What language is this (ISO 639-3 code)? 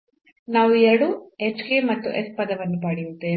kan